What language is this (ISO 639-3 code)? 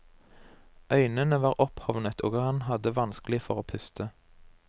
nor